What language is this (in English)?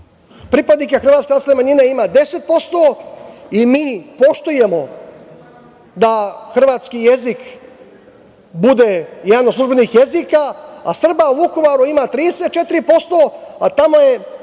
Serbian